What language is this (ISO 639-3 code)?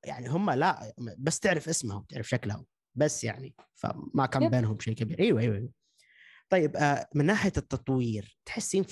ara